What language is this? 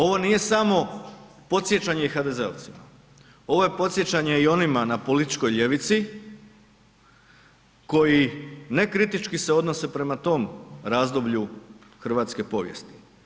Croatian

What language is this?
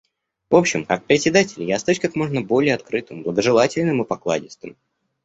Russian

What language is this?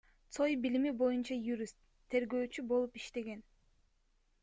Kyrgyz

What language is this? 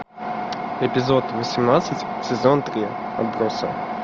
Russian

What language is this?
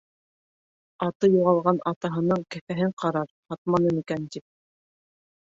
Bashkir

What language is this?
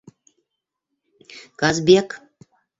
Bashkir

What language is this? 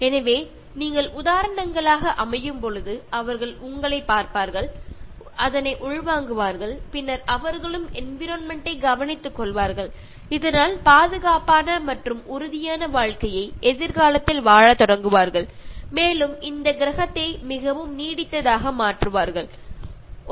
Malayalam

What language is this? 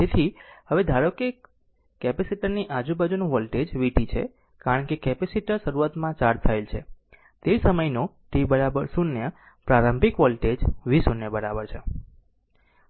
Gujarati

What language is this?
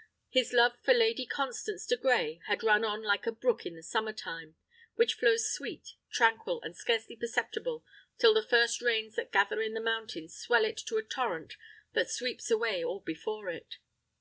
English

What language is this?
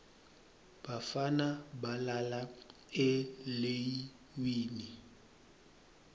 Swati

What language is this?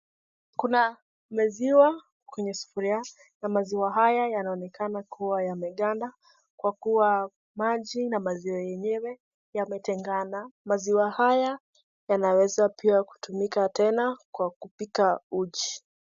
Swahili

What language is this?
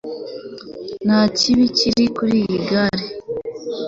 Kinyarwanda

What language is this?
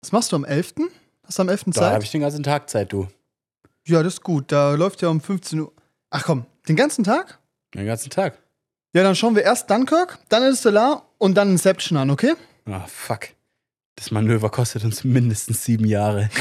German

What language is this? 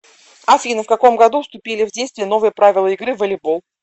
Russian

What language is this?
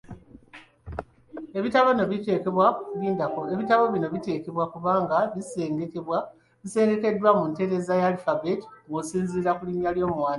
Ganda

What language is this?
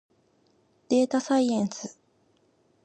Japanese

